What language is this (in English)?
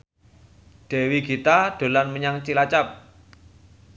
Javanese